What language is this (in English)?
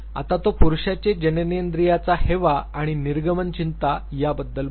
Marathi